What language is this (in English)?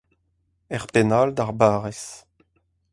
Breton